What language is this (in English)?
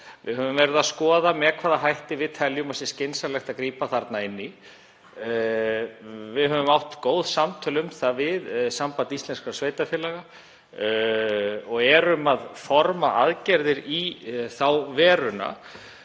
Icelandic